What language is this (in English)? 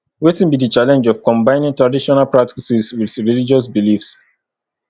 Nigerian Pidgin